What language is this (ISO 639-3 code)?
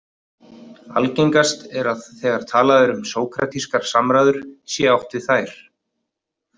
isl